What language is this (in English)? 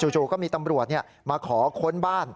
Thai